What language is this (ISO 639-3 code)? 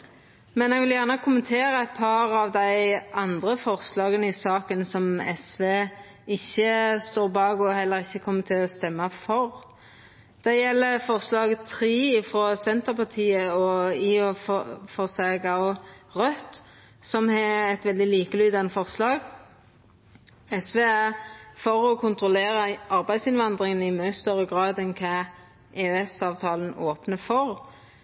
nno